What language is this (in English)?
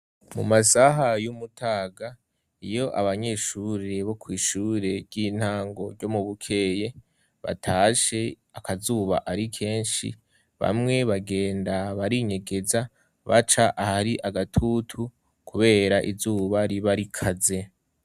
Rundi